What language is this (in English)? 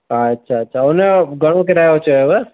Sindhi